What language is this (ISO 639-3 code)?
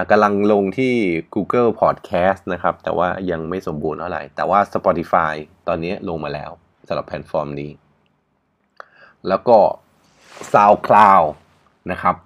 tha